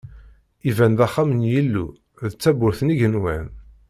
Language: Kabyle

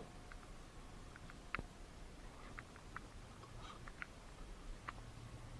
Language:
Spanish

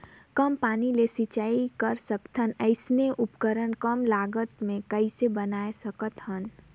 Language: Chhattisgarhi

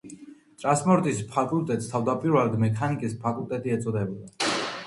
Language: Georgian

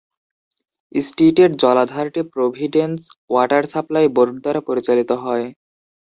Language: Bangla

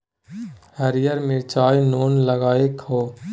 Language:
Maithili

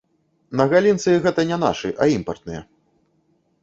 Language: Belarusian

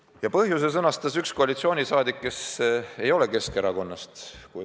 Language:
Estonian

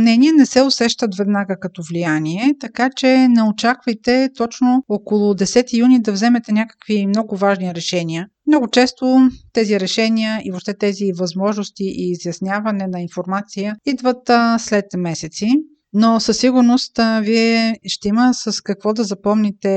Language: Bulgarian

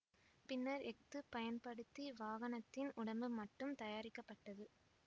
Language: Tamil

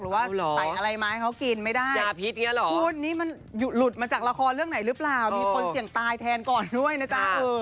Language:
Thai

